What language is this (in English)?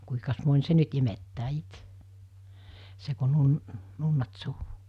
Finnish